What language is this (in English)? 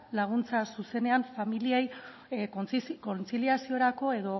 Basque